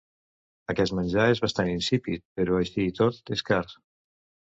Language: Catalan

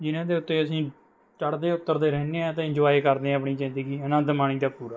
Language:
Punjabi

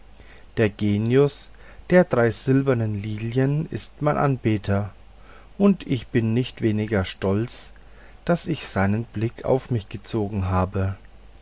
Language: German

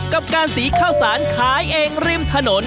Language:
Thai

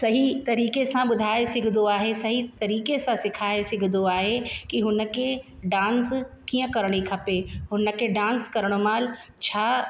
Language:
Sindhi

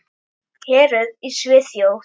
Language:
Icelandic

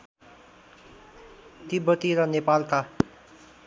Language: Nepali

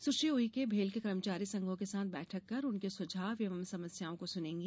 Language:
Hindi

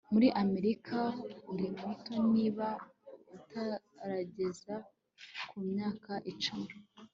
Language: Kinyarwanda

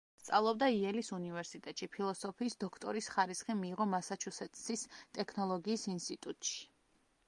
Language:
Georgian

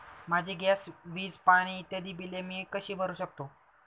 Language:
Marathi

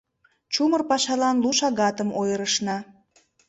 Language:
Mari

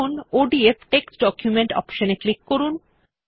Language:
Bangla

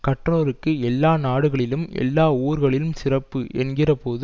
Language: Tamil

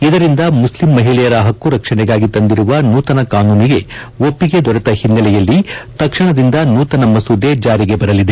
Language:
Kannada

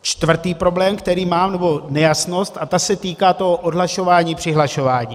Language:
Czech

